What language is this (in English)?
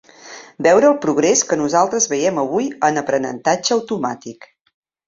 Catalan